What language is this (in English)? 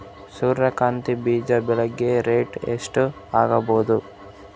Kannada